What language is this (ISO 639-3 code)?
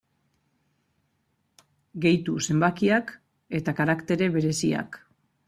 eus